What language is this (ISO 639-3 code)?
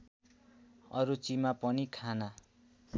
nep